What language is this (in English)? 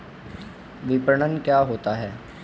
Hindi